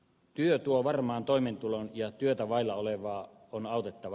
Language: Finnish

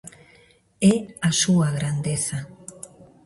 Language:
Galician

